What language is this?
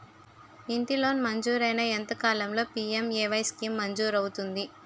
Telugu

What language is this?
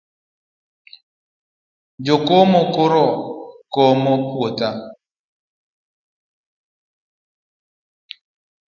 Luo (Kenya and Tanzania)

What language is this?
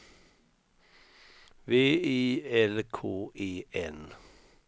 Swedish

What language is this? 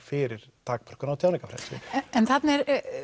Icelandic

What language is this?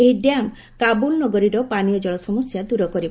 Odia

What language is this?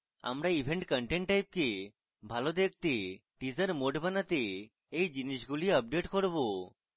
Bangla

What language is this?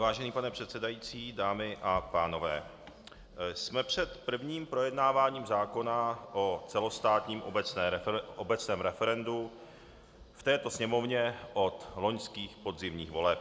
Czech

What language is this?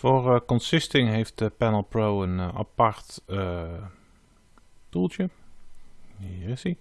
Dutch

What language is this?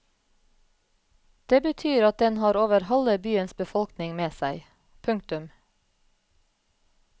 Norwegian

